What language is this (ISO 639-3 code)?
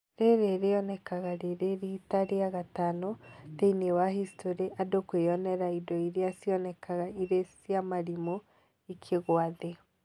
kik